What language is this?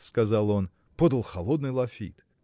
Russian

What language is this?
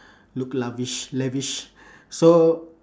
English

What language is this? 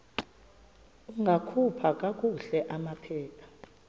Xhosa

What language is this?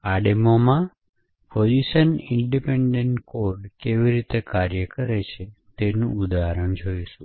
Gujarati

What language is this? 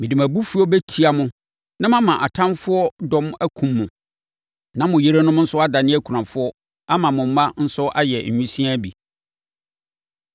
Akan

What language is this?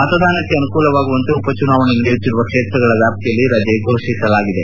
Kannada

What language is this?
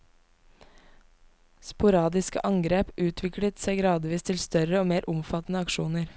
Norwegian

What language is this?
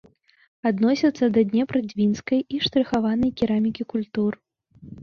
Belarusian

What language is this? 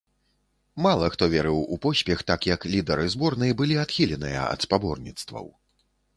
Belarusian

